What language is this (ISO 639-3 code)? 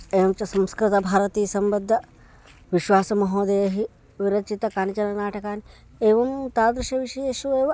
san